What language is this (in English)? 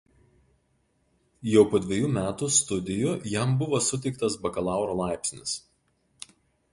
Lithuanian